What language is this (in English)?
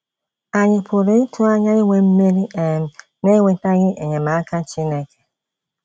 Igbo